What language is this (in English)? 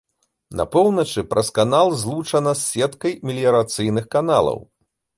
Belarusian